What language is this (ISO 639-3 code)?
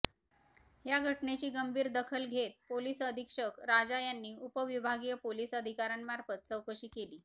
mar